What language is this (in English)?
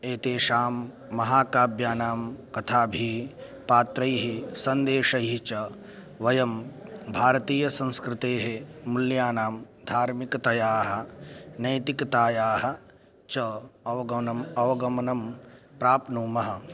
Sanskrit